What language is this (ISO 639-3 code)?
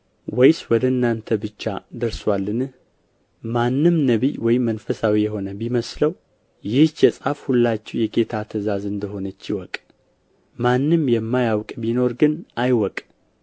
amh